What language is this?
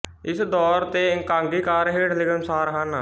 Punjabi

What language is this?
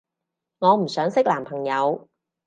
Cantonese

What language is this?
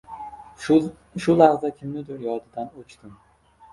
Uzbek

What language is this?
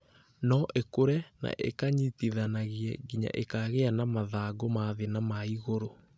Kikuyu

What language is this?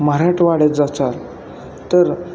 Marathi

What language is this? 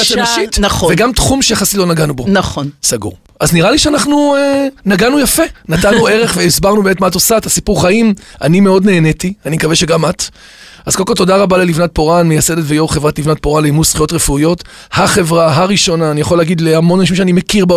Hebrew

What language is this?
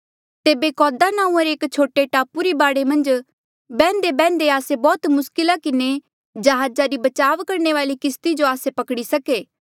Mandeali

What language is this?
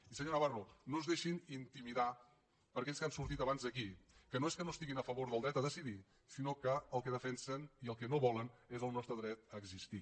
Catalan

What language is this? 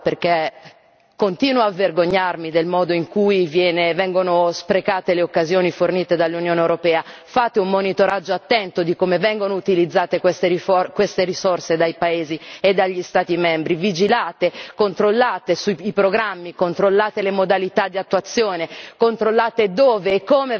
Italian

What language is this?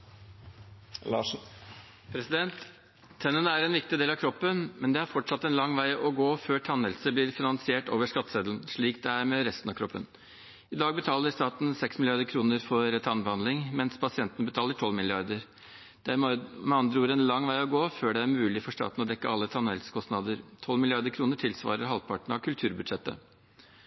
Norwegian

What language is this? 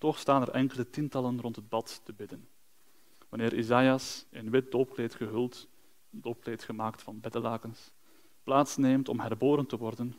Dutch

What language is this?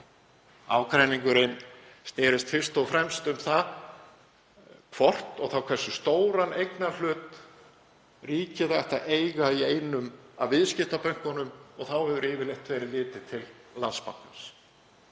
Icelandic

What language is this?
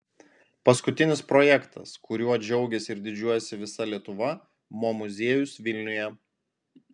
Lithuanian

